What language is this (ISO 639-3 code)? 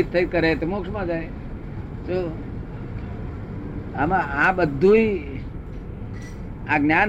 guj